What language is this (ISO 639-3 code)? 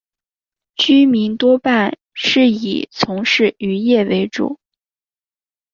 zho